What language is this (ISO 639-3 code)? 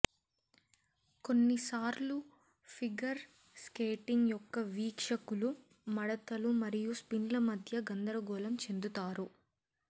tel